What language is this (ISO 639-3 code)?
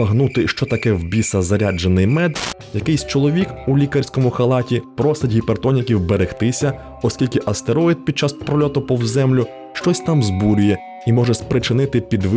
ukr